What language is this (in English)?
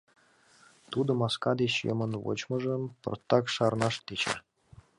Mari